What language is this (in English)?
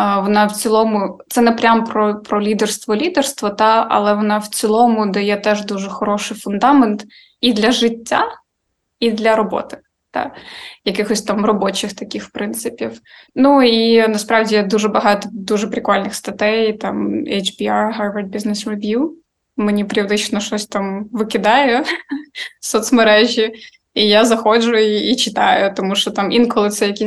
Ukrainian